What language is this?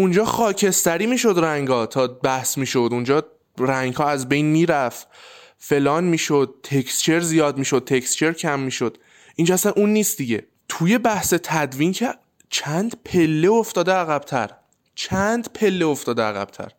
Persian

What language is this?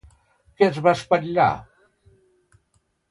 Catalan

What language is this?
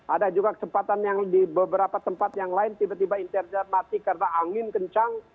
Indonesian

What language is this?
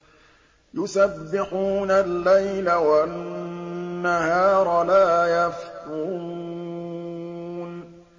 Arabic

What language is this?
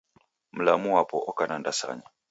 Taita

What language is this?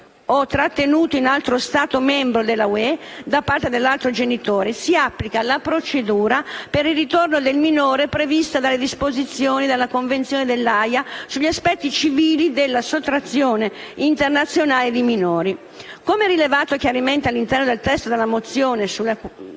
Italian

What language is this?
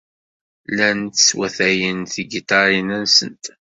Kabyle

